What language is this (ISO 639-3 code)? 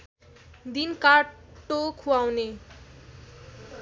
nep